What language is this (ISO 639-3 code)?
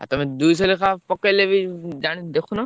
ori